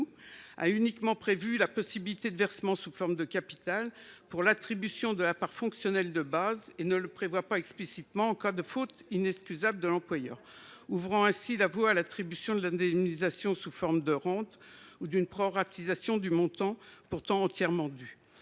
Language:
French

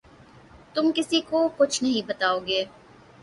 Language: Urdu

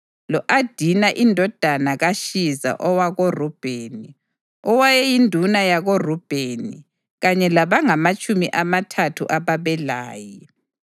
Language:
North Ndebele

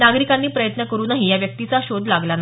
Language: Marathi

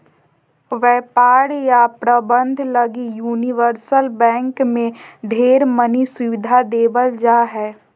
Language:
Magahi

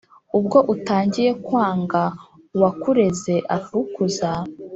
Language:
Kinyarwanda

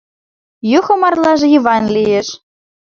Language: Mari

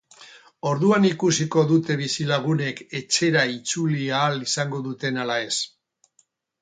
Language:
Basque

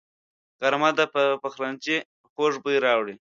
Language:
Pashto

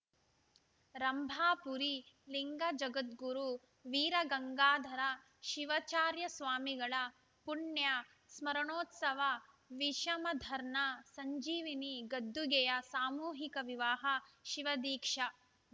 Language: Kannada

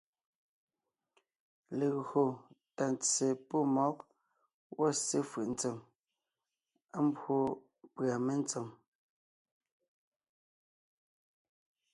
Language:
Ngiemboon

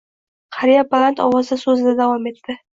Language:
Uzbek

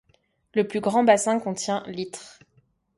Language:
French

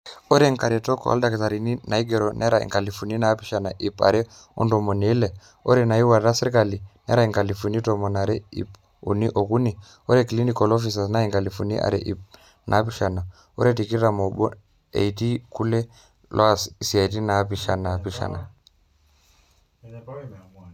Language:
Masai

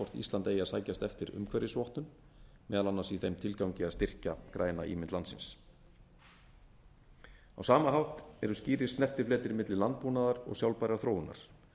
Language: Icelandic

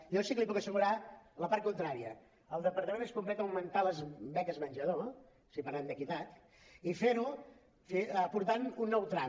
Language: Catalan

